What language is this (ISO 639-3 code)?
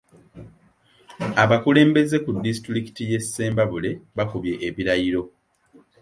lug